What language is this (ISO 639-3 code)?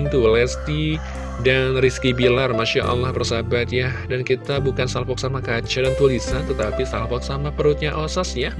ind